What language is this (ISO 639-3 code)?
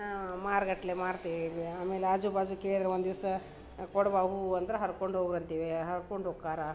kan